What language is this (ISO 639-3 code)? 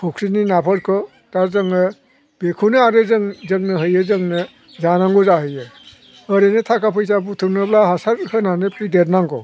brx